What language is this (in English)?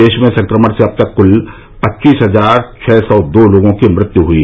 Hindi